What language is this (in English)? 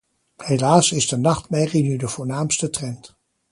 Dutch